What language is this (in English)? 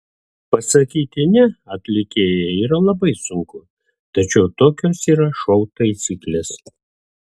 Lithuanian